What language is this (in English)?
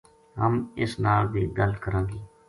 Gujari